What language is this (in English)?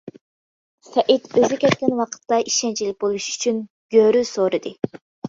Uyghur